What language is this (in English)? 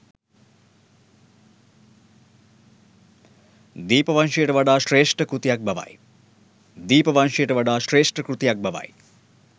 Sinhala